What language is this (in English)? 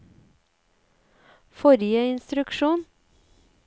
Norwegian